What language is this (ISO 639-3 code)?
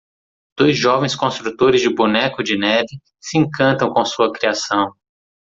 por